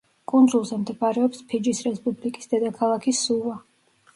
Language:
Georgian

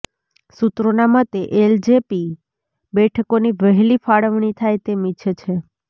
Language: Gujarati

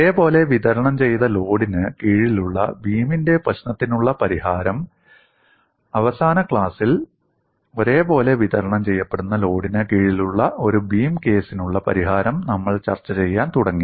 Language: Malayalam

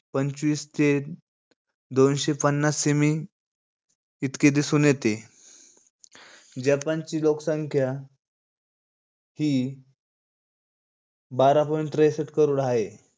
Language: Marathi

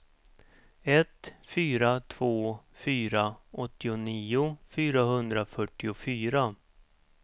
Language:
Swedish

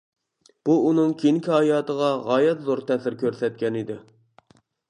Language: Uyghur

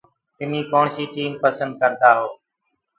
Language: Gurgula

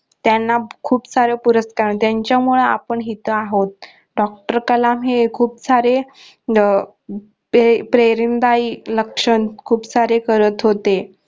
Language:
Marathi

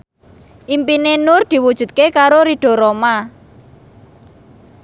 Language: Javanese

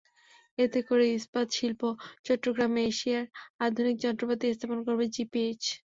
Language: Bangla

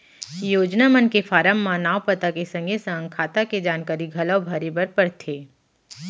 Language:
Chhattisgarhi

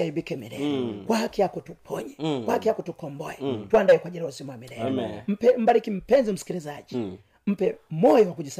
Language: Swahili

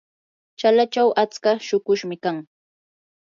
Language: Yanahuanca Pasco Quechua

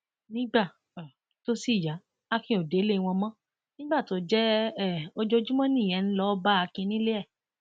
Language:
Yoruba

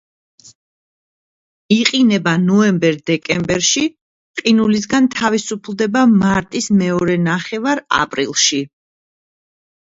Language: Georgian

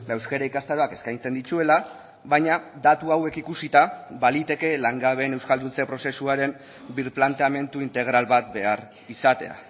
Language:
Basque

